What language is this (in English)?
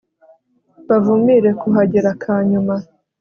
Kinyarwanda